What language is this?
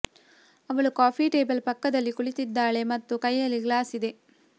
Kannada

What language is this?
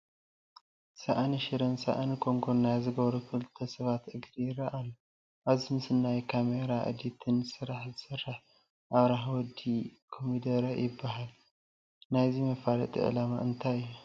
Tigrinya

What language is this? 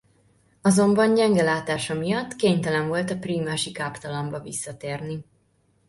Hungarian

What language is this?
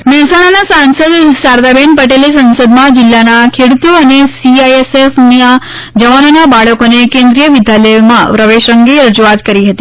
Gujarati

